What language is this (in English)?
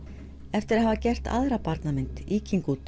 Icelandic